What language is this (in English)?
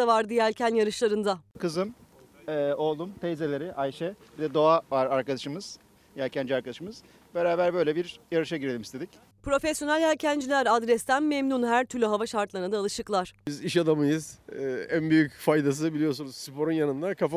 Turkish